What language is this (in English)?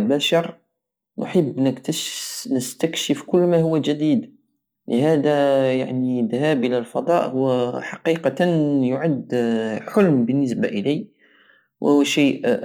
Algerian Saharan Arabic